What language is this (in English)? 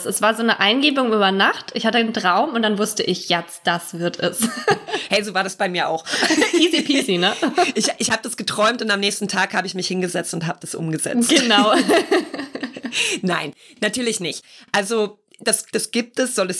German